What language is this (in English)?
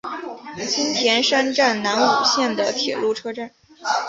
Chinese